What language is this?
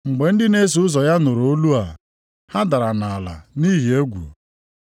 Igbo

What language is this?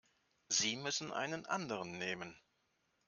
German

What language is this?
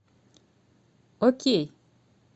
Russian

